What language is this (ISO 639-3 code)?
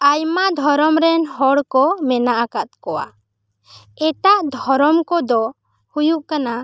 sat